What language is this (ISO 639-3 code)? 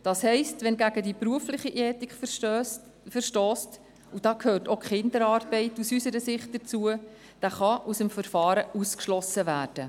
gsw